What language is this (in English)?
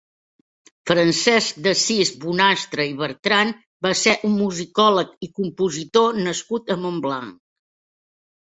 Catalan